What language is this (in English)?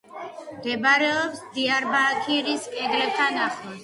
Georgian